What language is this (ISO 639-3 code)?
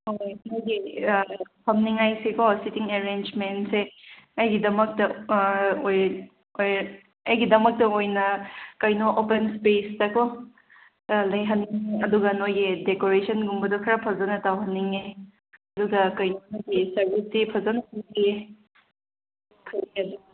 mni